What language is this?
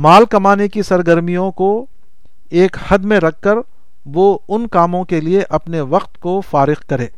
Urdu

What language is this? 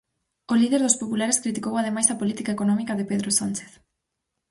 Galician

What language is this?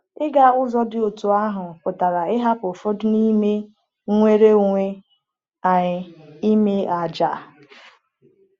Igbo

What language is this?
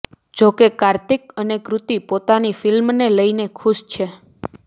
Gujarati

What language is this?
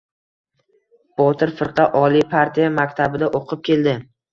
Uzbek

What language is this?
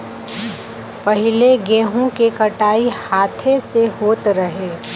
Bhojpuri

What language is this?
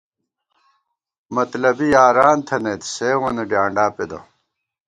Gawar-Bati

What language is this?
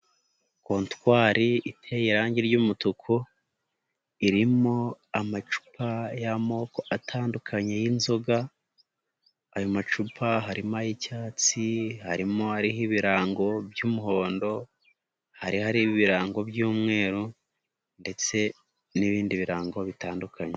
Kinyarwanda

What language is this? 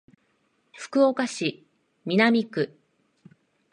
Japanese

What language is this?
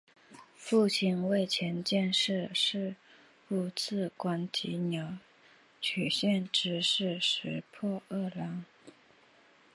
Chinese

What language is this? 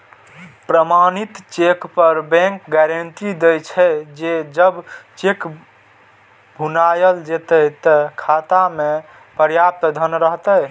Maithili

